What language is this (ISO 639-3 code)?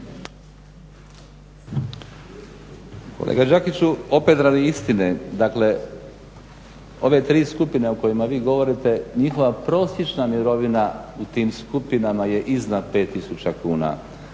hrv